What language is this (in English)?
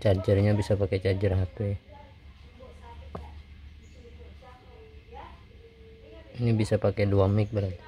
Indonesian